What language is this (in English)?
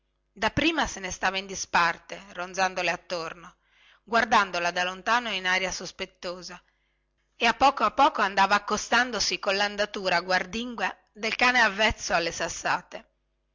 Italian